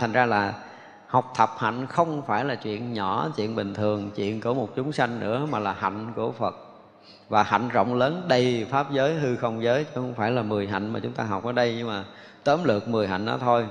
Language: Vietnamese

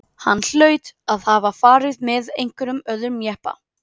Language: Icelandic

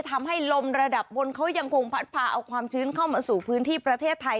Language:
Thai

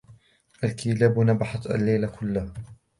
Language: Arabic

